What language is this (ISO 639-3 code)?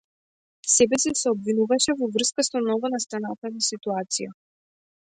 mkd